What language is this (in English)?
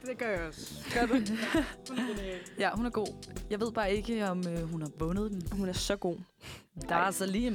Danish